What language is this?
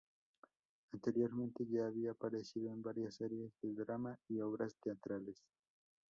Spanish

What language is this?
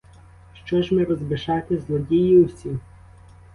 Ukrainian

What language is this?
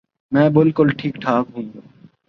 Urdu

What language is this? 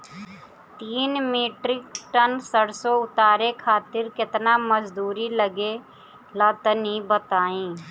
Bhojpuri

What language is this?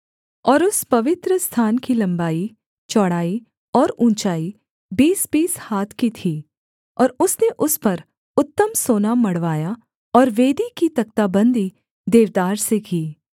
Hindi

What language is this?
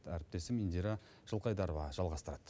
Kazakh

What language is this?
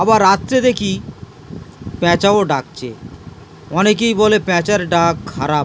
Bangla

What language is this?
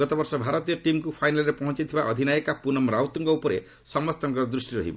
Odia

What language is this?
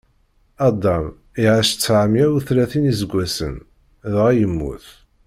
Kabyle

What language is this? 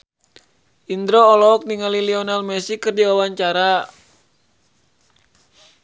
Sundanese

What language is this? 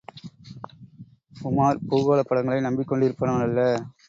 Tamil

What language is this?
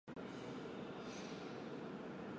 Chinese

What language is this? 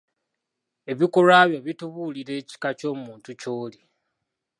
Ganda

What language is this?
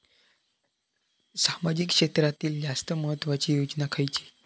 Marathi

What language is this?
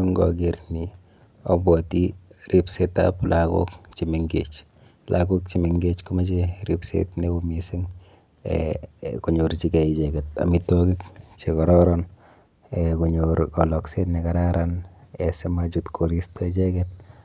Kalenjin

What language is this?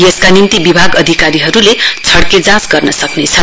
Nepali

